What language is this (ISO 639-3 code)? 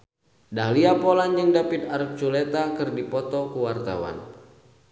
sun